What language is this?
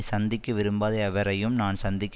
Tamil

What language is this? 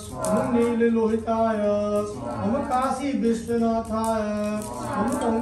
Turkish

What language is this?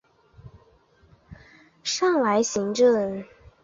Chinese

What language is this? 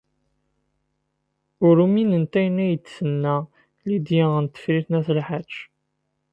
Kabyle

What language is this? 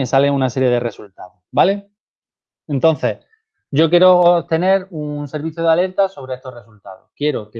Spanish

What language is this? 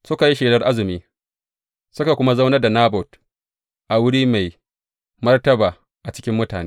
Hausa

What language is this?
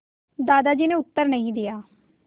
Hindi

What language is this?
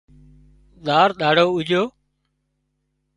Wadiyara Koli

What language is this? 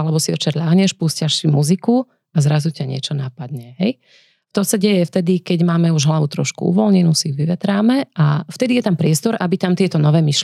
Slovak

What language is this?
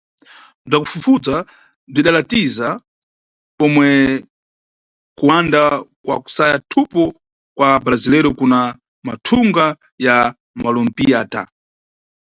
Nyungwe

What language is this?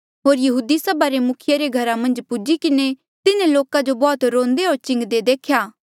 Mandeali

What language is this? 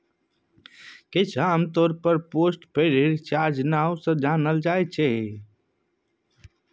Maithili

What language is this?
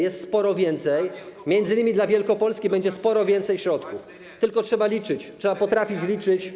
Polish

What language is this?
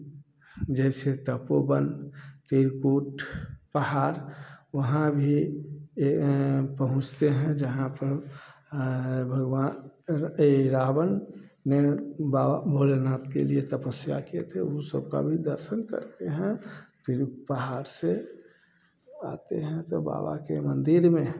Hindi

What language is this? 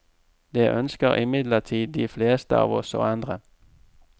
Norwegian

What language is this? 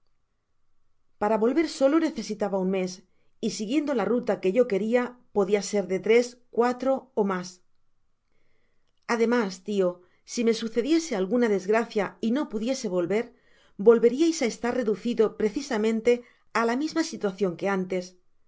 Spanish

